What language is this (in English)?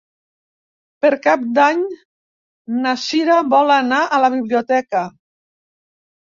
Catalan